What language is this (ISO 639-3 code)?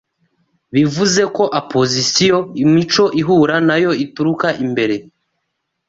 kin